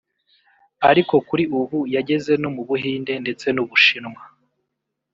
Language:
Kinyarwanda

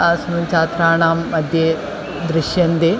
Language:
Sanskrit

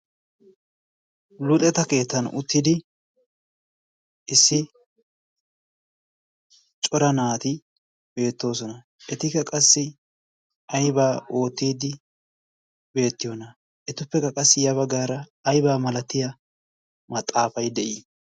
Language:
Wolaytta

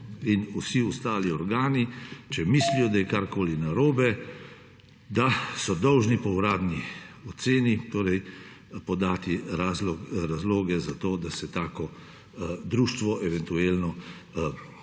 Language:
Slovenian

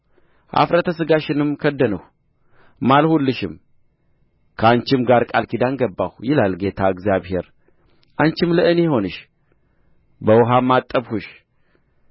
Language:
Amharic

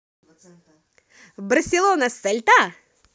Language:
Russian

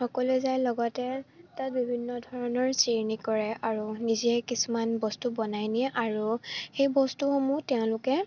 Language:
Assamese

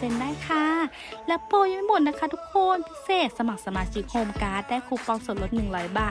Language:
Thai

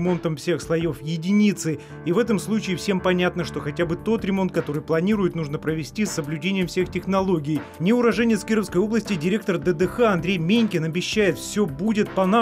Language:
Russian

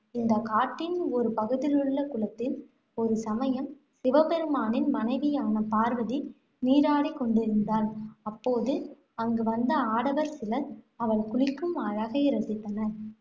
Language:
Tamil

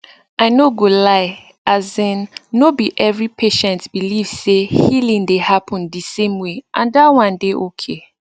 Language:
Nigerian Pidgin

